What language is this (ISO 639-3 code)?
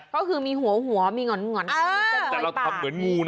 tha